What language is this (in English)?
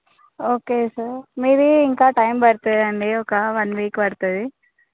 Telugu